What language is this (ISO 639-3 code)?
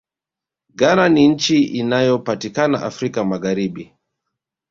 swa